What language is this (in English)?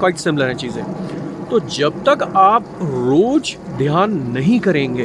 Hindi